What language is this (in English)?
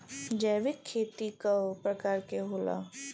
Bhojpuri